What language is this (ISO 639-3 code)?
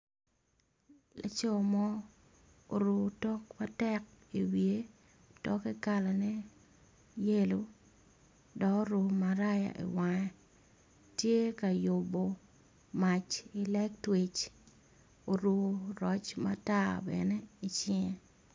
ach